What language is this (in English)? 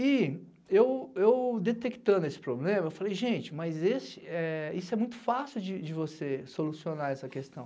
Portuguese